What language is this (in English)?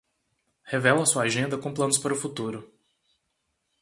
Portuguese